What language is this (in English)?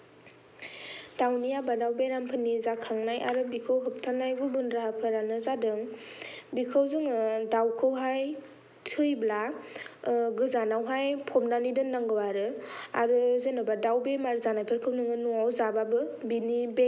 Bodo